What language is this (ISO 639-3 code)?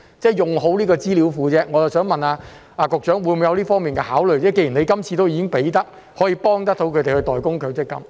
yue